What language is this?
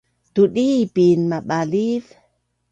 Bunun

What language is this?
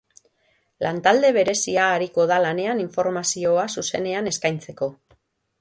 Basque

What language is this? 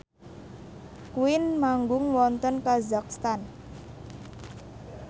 Javanese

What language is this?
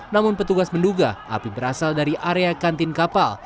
Indonesian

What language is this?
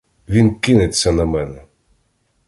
Ukrainian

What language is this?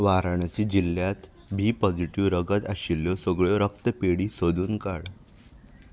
Konkani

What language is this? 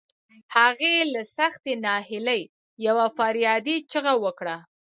Pashto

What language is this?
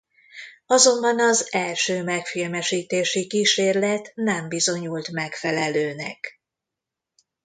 Hungarian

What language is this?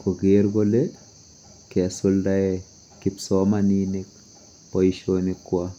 Kalenjin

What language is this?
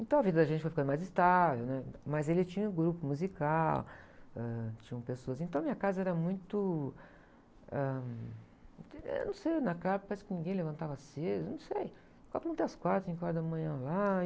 Portuguese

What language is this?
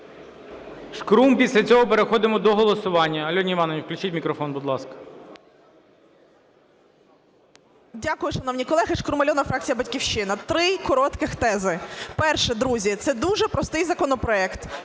Ukrainian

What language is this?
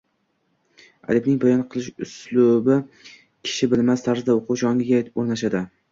Uzbek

